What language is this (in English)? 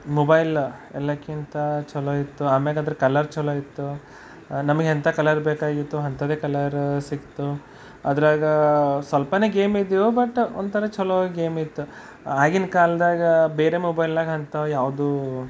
Kannada